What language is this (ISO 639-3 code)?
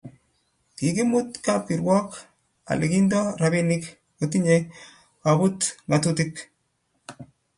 kln